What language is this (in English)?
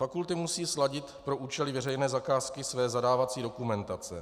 Czech